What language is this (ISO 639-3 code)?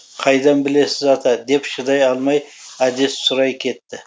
kaz